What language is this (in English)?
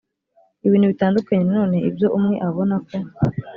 Kinyarwanda